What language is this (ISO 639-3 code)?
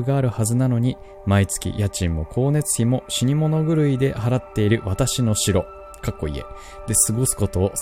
jpn